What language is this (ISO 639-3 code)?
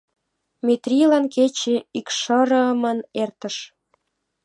chm